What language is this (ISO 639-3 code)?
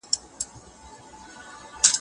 pus